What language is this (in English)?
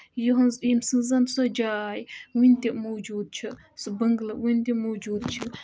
Kashmiri